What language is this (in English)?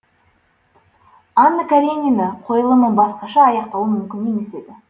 Kazakh